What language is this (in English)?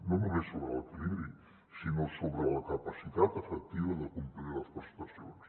Catalan